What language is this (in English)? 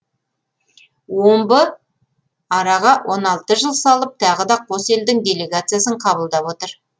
Kazakh